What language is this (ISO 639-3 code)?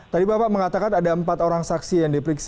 ind